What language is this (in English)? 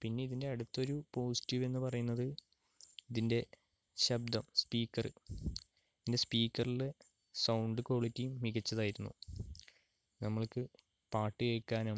Malayalam